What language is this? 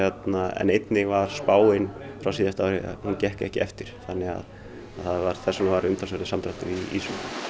Icelandic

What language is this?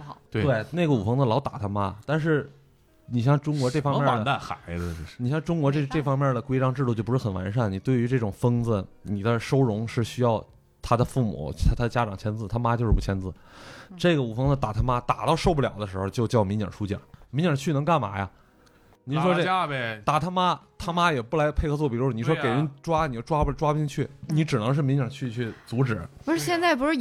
Chinese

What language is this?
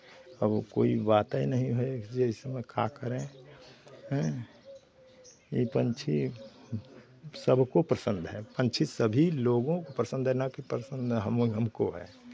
Hindi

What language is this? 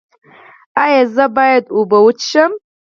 Pashto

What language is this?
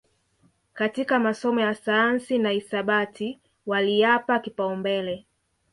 Swahili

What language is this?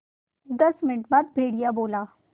Hindi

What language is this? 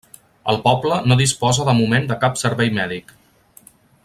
Catalan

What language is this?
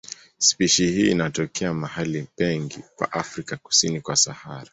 Swahili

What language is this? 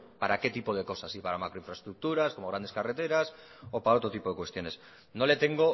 Spanish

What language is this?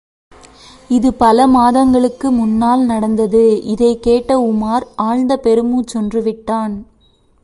Tamil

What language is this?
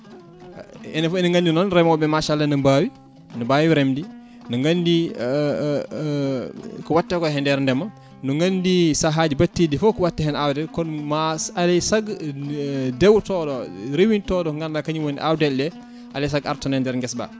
Fula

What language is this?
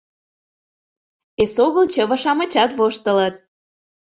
Mari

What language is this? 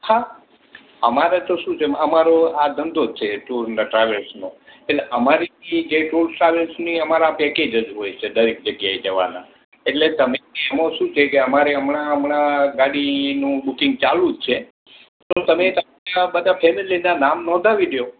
Gujarati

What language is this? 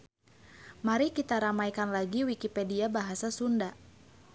Sundanese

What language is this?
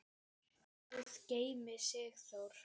Icelandic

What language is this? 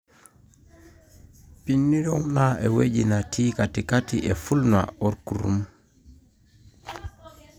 Masai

